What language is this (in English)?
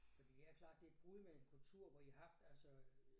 Danish